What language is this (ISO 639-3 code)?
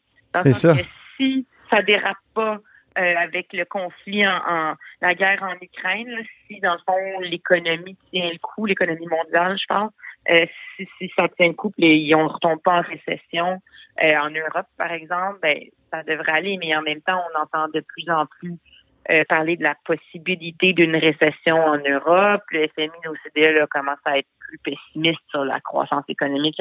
fra